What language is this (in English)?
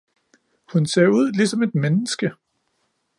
Danish